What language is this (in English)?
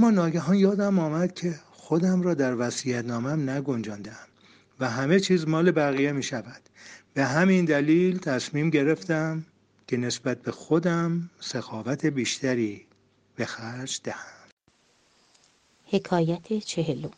Persian